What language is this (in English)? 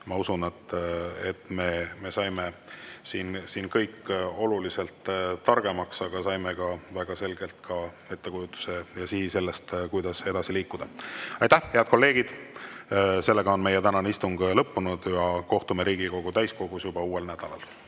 Estonian